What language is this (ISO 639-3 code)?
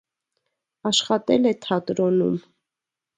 hye